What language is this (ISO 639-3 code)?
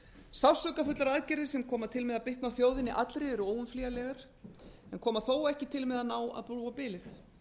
isl